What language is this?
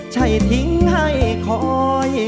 Thai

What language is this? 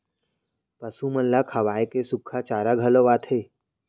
Chhattisgarhi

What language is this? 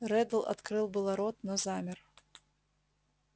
Russian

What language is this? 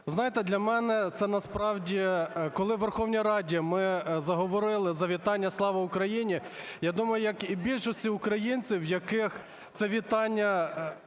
Ukrainian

